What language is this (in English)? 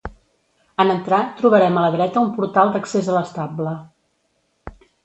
Catalan